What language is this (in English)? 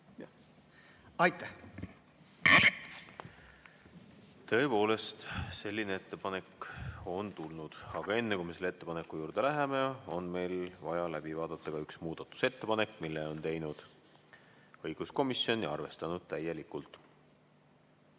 Estonian